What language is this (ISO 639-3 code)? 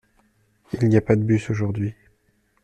fra